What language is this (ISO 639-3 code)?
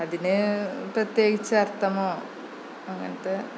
mal